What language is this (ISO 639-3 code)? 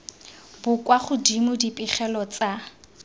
tsn